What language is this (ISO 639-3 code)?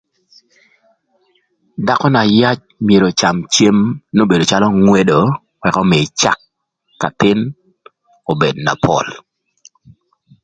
lth